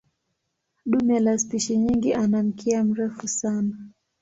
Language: Swahili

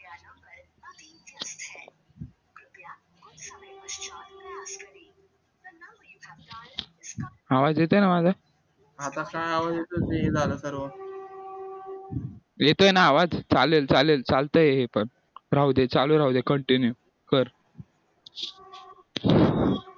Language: Marathi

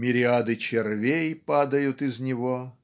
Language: Russian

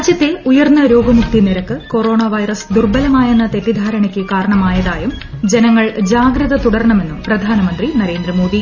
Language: Malayalam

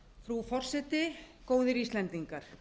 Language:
Icelandic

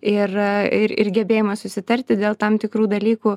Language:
Lithuanian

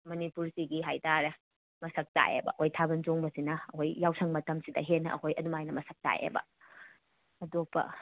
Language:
Manipuri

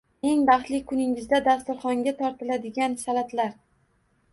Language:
Uzbek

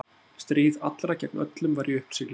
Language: Icelandic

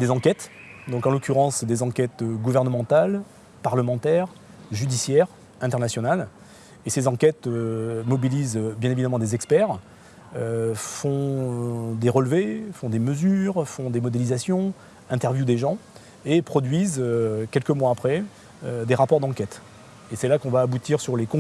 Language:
French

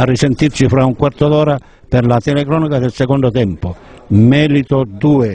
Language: Italian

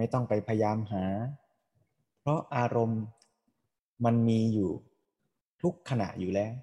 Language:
Thai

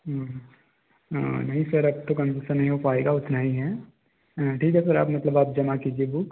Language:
Hindi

